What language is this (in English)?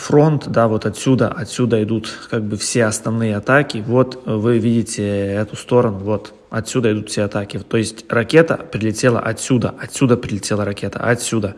Russian